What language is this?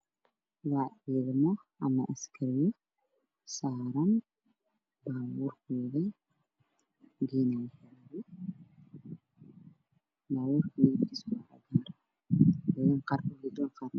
Somali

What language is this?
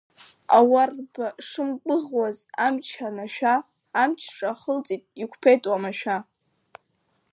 Abkhazian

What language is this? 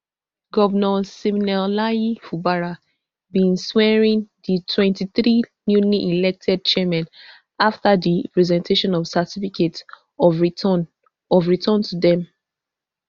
Nigerian Pidgin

